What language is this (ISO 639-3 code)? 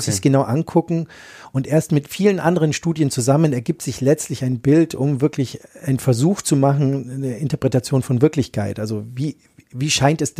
deu